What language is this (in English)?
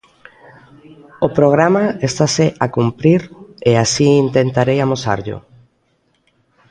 Galician